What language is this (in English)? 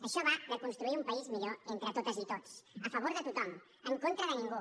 Catalan